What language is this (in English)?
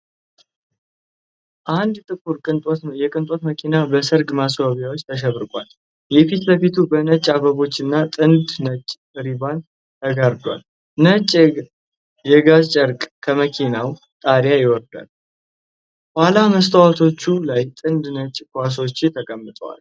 Amharic